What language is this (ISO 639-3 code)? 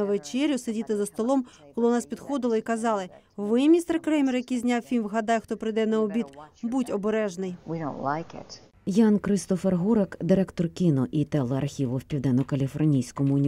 ukr